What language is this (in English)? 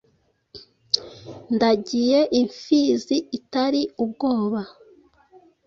Kinyarwanda